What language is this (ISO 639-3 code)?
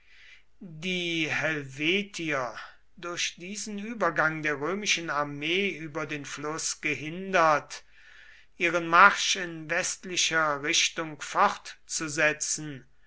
deu